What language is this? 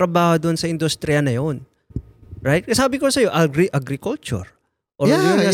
Filipino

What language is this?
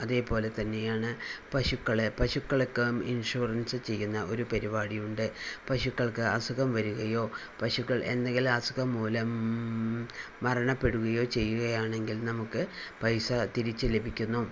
Malayalam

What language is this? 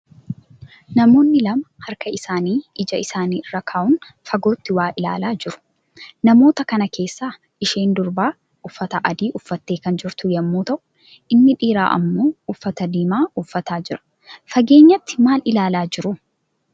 Oromo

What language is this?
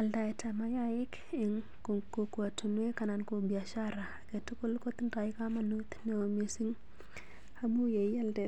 Kalenjin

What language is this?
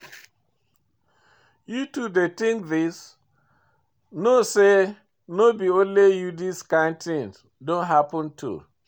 Nigerian Pidgin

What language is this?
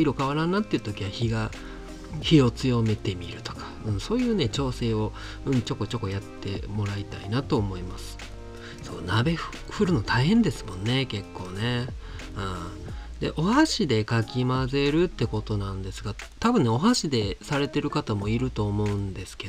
Japanese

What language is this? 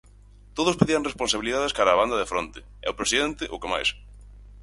Galician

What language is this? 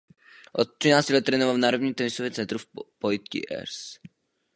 Czech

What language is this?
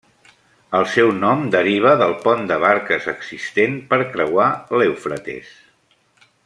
Catalan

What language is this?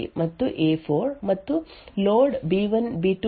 Kannada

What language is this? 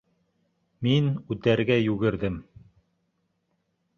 Bashkir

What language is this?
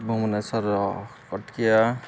Odia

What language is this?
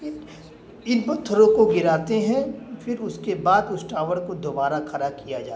Urdu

